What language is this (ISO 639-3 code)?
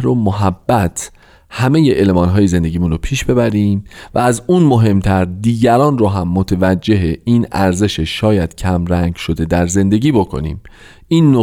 fas